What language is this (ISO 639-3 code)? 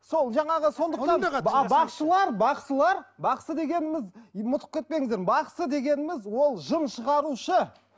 kaz